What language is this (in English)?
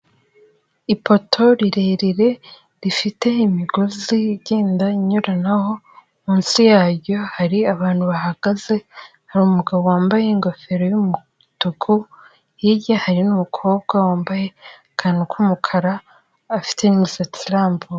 Kinyarwanda